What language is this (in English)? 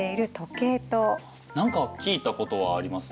Japanese